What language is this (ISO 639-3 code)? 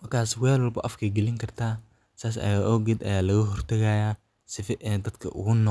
som